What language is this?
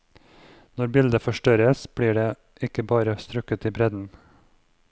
Norwegian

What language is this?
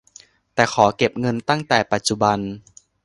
Thai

